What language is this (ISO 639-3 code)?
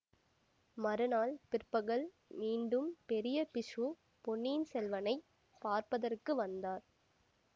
tam